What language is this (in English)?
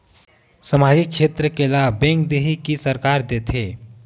Chhattisgarhi